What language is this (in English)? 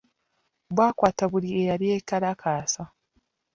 Ganda